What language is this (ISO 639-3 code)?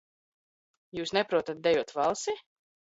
lav